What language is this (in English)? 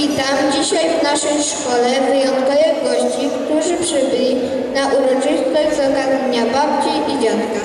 Polish